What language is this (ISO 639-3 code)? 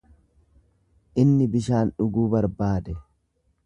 orm